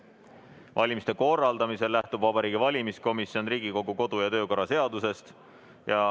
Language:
Estonian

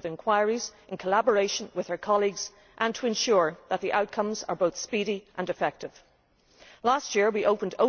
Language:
English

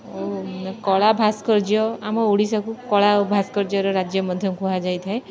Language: Odia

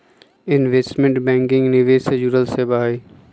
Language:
Magahi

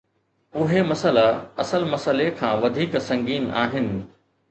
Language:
Sindhi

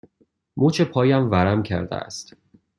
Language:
Persian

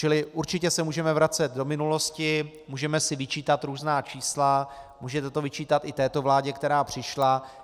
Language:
Czech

